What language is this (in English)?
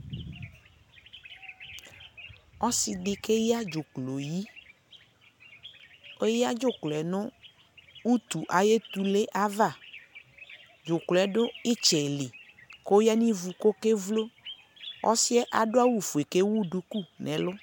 Ikposo